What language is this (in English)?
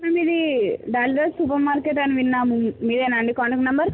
Telugu